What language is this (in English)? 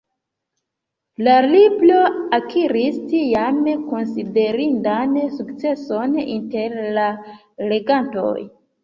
Esperanto